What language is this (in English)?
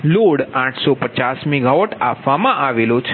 Gujarati